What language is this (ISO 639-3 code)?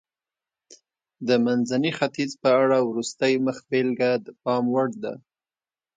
pus